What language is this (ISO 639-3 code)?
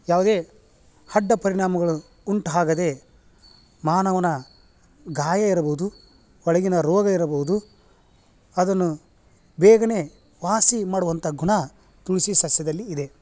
kan